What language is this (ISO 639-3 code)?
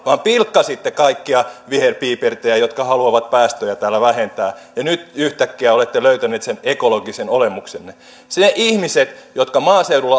fin